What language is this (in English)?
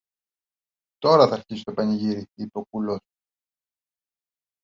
Greek